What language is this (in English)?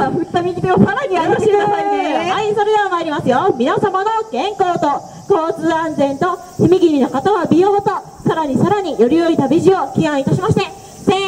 Japanese